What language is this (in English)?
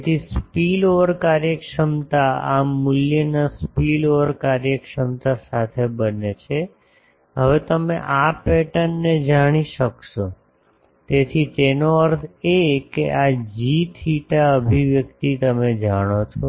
Gujarati